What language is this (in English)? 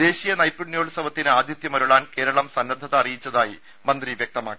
Malayalam